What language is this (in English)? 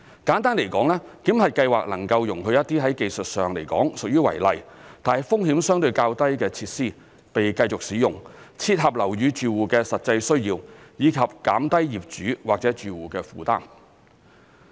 Cantonese